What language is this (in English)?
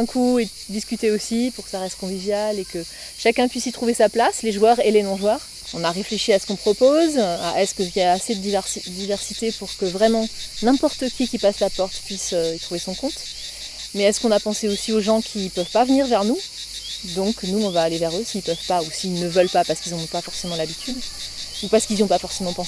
French